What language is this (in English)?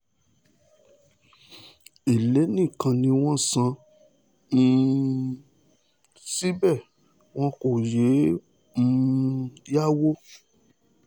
Yoruba